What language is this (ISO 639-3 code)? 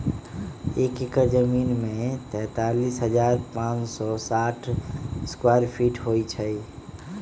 mag